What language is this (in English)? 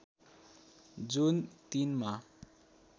Nepali